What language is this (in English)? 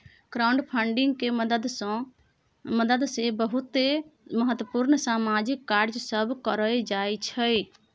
Maithili